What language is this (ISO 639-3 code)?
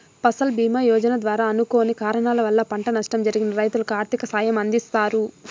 tel